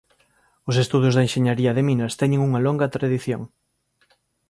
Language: Galician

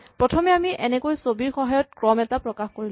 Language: Assamese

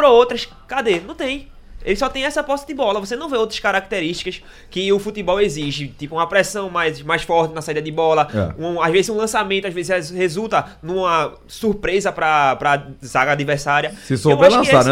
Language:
Portuguese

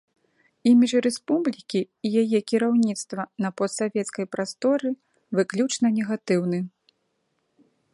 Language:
Belarusian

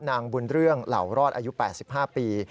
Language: Thai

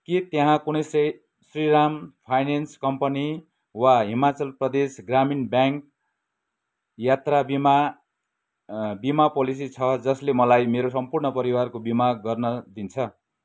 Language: Nepali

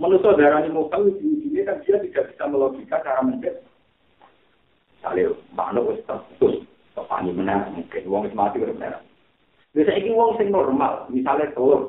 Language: Malay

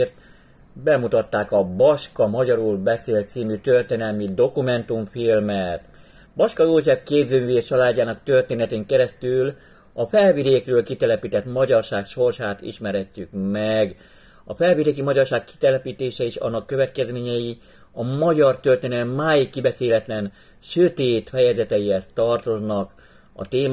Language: Hungarian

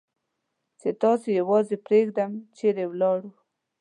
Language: Pashto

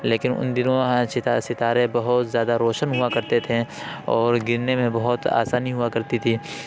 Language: Urdu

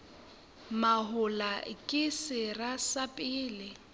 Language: Southern Sotho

